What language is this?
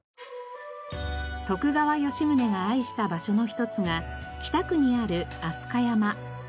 Japanese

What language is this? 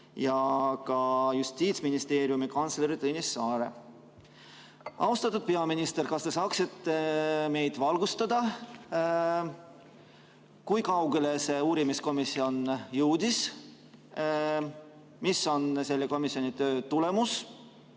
Estonian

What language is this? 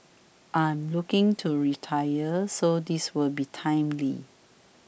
English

